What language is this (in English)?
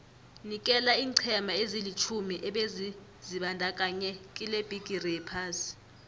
South Ndebele